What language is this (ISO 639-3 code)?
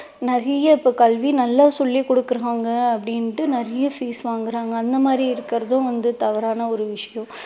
tam